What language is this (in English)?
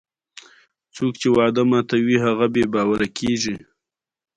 Pashto